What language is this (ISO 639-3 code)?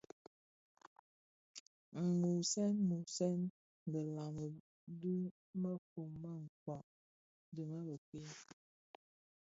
ksf